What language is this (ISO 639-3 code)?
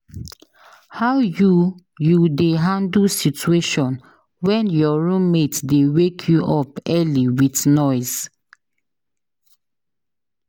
pcm